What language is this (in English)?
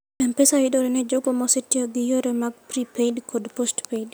Luo (Kenya and Tanzania)